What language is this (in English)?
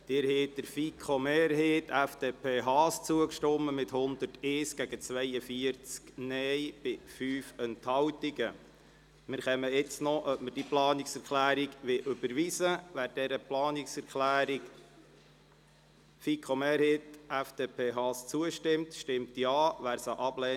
Swiss German